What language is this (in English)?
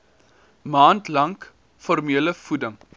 Afrikaans